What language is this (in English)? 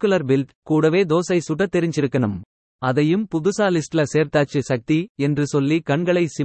Tamil